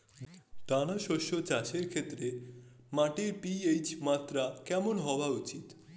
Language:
Bangla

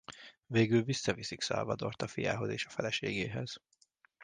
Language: Hungarian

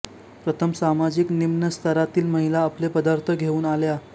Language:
Marathi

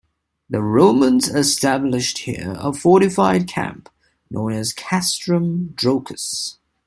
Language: English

